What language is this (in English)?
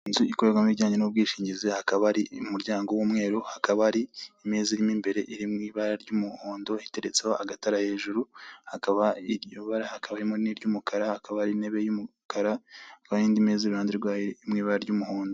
Kinyarwanda